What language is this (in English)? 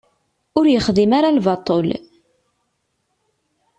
Kabyle